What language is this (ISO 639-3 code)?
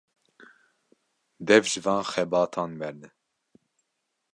kur